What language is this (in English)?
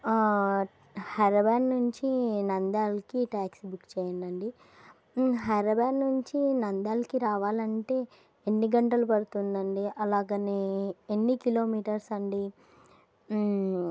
Telugu